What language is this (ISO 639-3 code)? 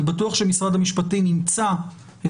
heb